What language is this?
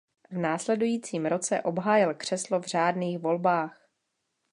Czech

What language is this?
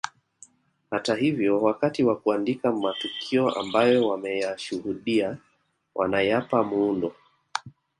Swahili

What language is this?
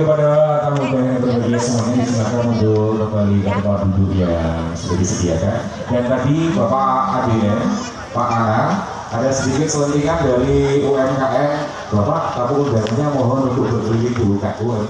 Indonesian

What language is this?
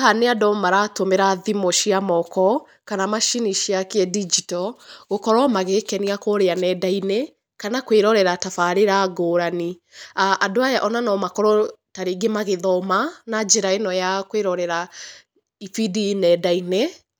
Kikuyu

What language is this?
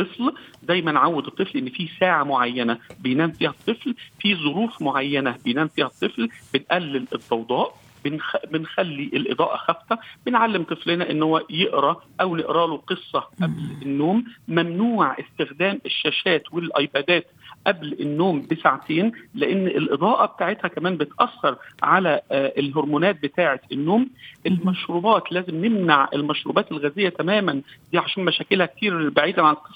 Arabic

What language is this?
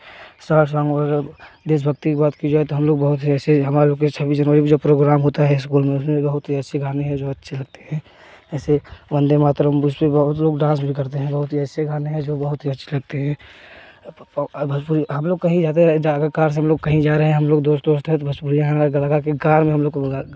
Hindi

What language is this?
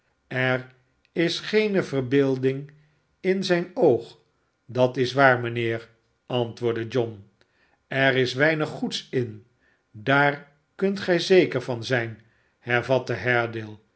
Dutch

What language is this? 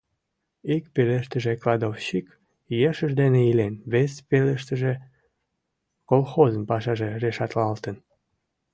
Mari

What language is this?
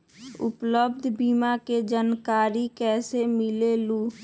Magahi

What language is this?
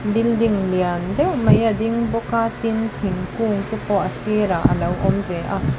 Mizo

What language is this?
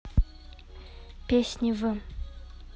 Russian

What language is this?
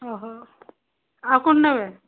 Odia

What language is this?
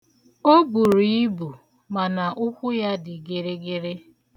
Igbo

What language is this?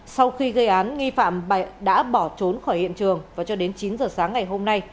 Vietnamese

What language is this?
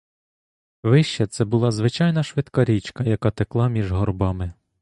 Ukrainian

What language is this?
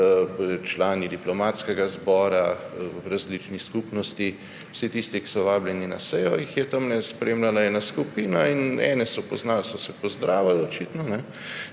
Slovenian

